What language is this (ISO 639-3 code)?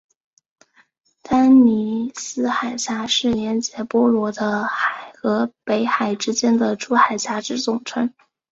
zho